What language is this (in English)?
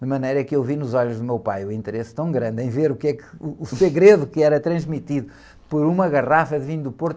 Portuguese